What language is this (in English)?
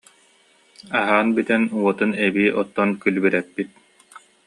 Yakut